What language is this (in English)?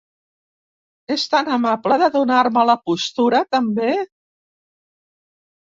Catalan